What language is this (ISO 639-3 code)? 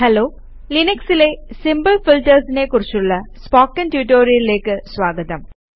mal